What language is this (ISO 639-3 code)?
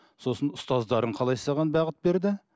kaz